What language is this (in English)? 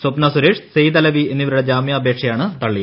Malayalam